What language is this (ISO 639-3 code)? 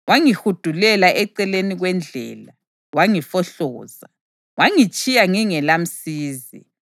nde